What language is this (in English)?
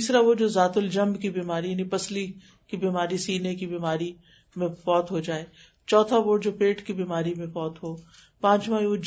Urdu